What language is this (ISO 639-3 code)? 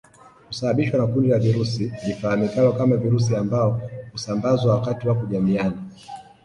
swa